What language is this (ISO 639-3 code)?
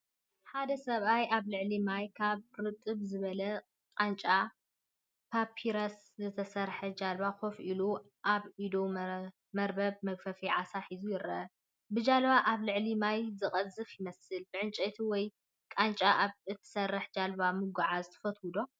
tir